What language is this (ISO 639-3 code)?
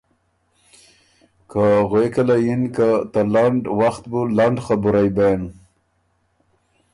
oru